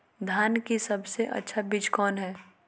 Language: Magahi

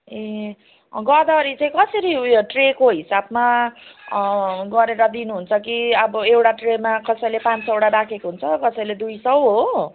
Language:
Nepali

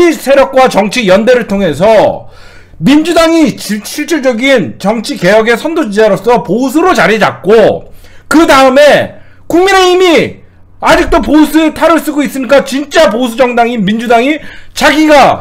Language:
Korean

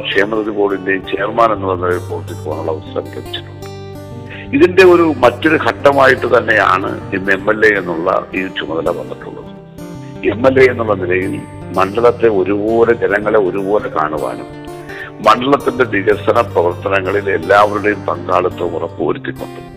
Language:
Malayalam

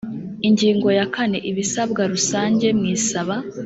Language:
Kinyarwanda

